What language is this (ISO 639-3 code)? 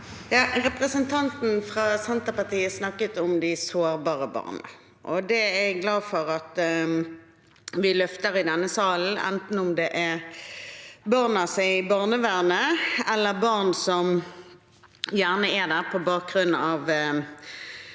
nor